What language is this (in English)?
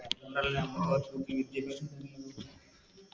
Malayalam